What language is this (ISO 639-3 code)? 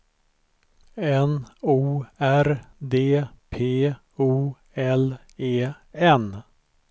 swe